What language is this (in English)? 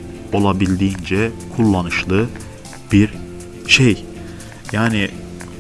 Turkish